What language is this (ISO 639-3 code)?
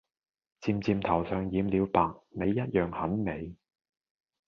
yue